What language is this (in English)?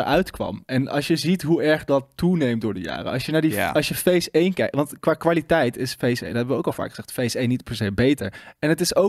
Dutch